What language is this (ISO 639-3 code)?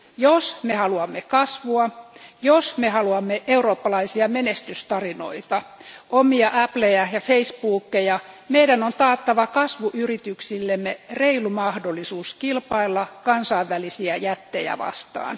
fin